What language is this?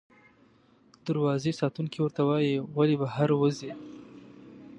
Pashto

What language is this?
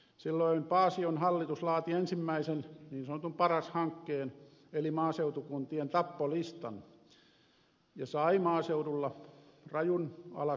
Finnish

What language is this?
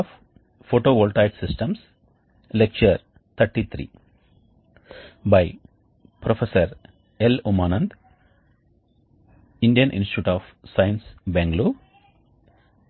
Telugu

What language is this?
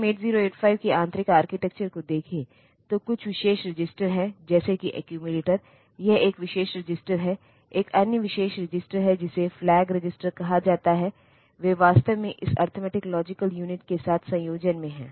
Hindi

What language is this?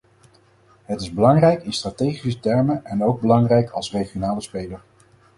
Dutch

